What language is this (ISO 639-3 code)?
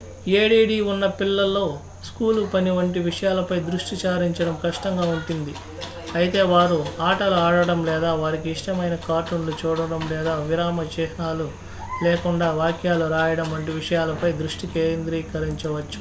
tel